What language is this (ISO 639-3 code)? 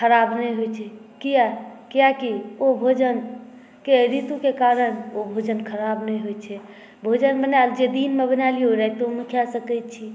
mai